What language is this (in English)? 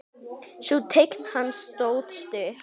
Icelandic